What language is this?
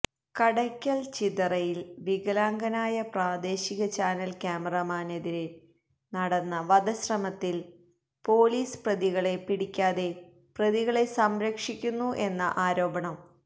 Malayalam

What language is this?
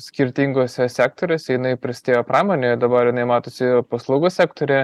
Lithuanian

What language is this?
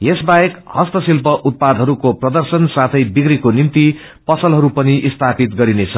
Nepali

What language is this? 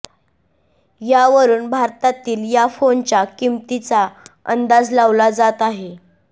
Marathi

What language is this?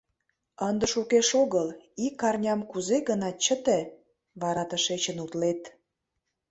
Mari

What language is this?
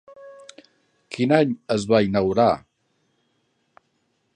Catalan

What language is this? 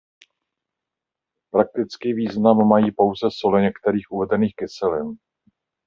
Czech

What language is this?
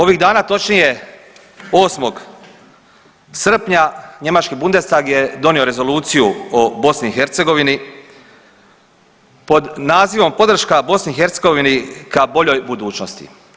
Croatian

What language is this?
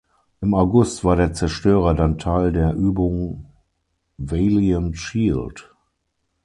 German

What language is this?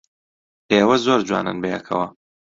Central Kurdish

